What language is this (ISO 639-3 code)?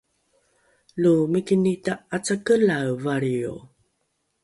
dru